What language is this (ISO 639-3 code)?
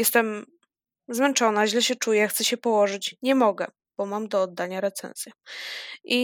pol